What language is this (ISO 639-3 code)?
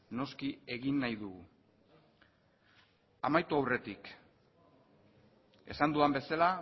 eus